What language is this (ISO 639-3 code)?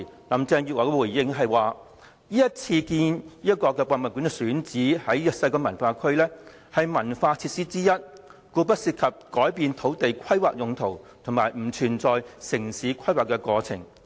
yue